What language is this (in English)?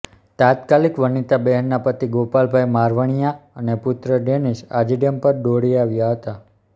Gujarati